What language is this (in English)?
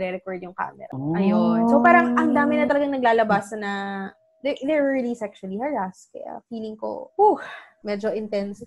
Filipino